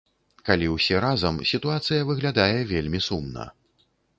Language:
Belarusian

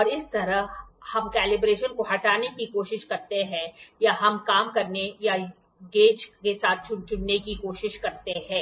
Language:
Hindi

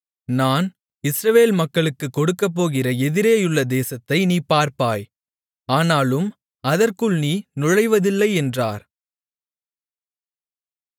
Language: Tamil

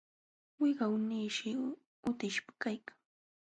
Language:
Jauja Wanca Quechua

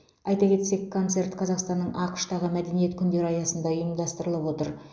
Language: Kazakh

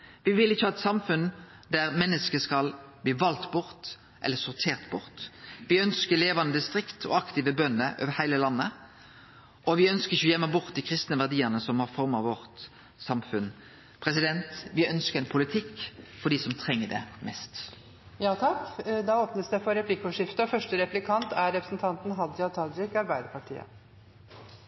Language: Norwegian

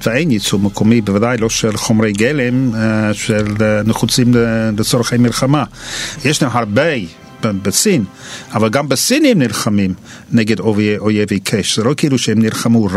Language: Hebrew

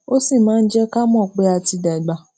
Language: Yoruba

